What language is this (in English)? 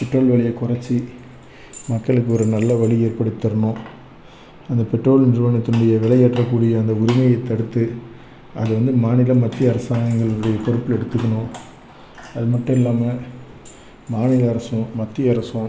Tamil